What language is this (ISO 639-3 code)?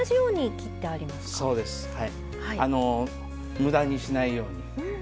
jpn